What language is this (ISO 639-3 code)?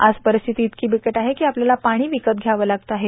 mar